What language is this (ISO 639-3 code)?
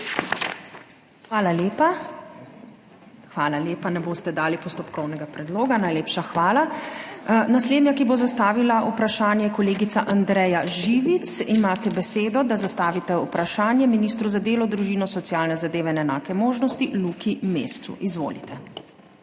slv